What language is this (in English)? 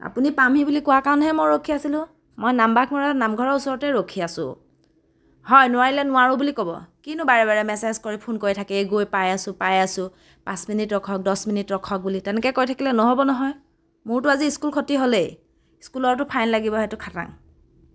Assamese